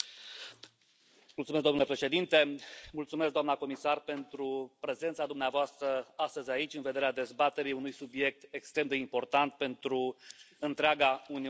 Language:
Romanian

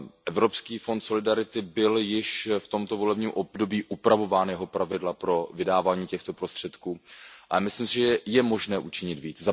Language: Czech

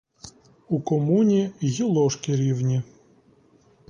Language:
Ukrainian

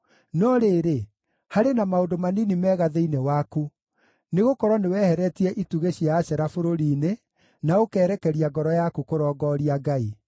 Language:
Kikuyu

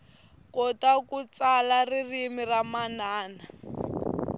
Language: Tsonga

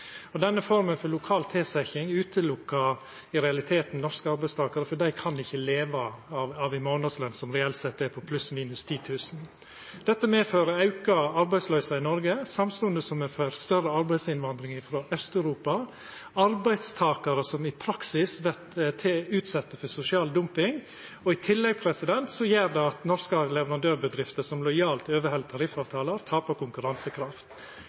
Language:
Norwegian Nynorsk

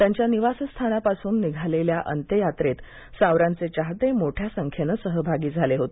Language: Marathi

